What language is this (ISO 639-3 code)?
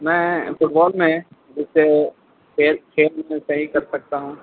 urd